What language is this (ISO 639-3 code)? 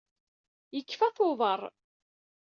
kab